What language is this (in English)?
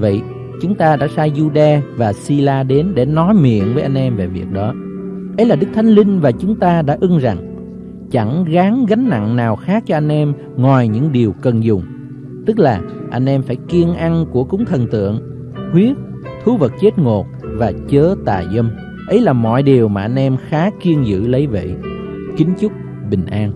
Vietnamese